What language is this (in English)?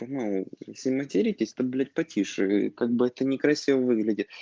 Russian